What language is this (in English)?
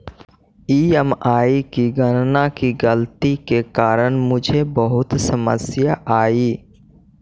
Magahi